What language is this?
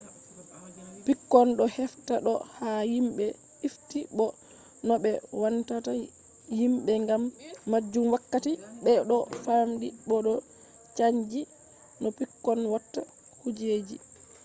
Fula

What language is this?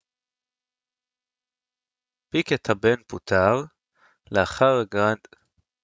Hebrew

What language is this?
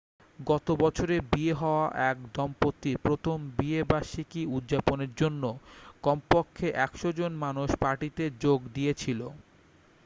Bangla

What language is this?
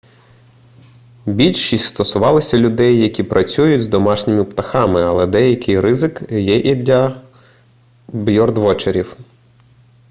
Ukrainian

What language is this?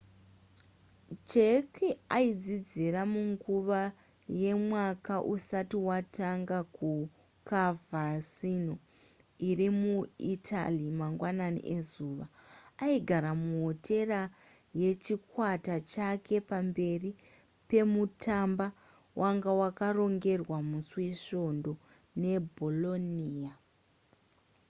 Shona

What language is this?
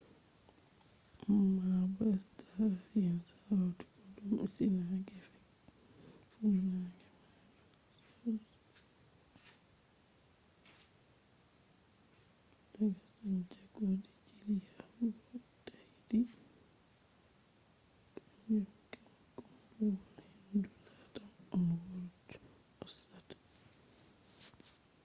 Fula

